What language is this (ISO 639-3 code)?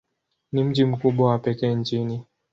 swa